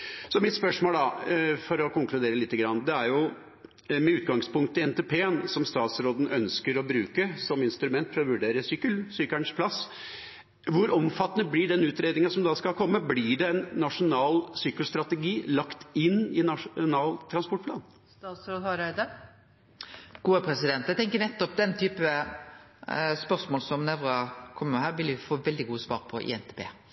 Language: Norwegian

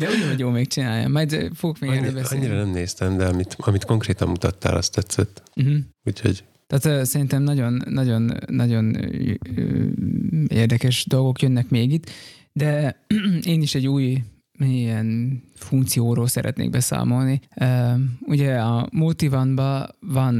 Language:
Hungarian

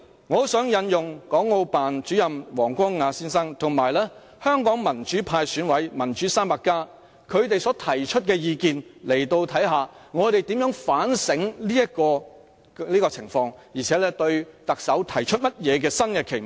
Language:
Cantonese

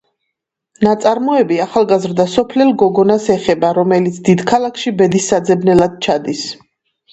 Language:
Georgian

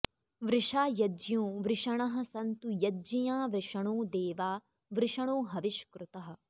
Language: Sanskrit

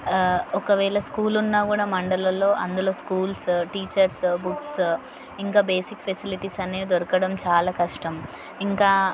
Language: Telugu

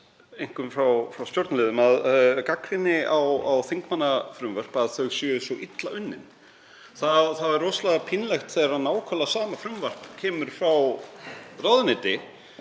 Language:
Icelandic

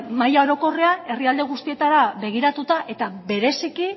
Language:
Basque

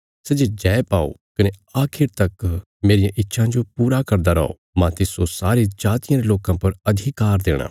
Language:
Bilaspuri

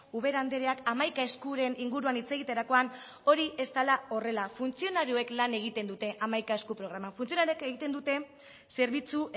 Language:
Basque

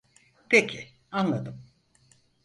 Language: Turkish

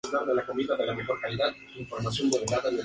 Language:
Spanish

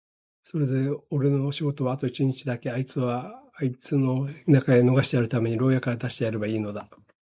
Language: Japanese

